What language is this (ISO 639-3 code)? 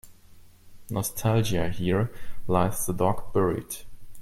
eng